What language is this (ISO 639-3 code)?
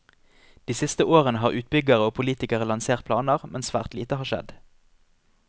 nor